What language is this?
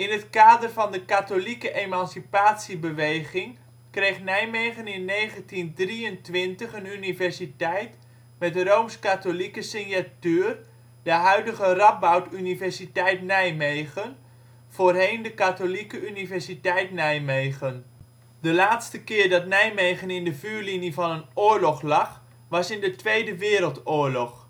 Dutch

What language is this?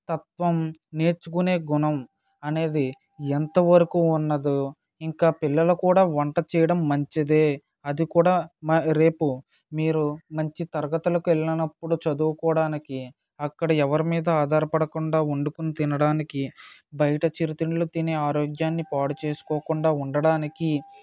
Telugu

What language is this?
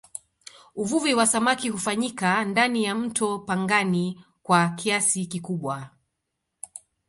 Swahili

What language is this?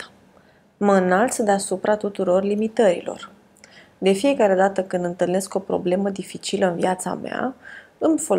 Romanian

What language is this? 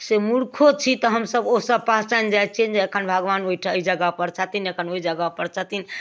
Maithili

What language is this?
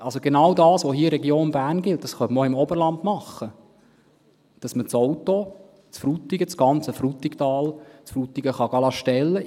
Swiss German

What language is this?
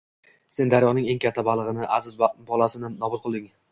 Uzbek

